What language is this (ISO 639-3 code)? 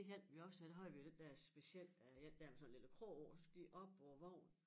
dan